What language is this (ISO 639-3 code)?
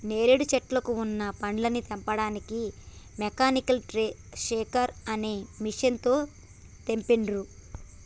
tel